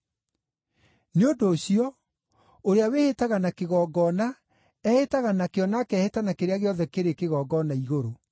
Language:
Kikuyu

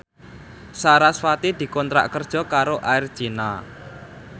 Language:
Javanese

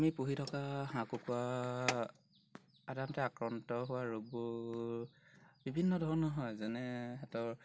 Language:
Assamese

